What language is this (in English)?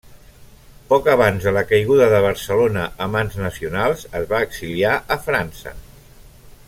Catalan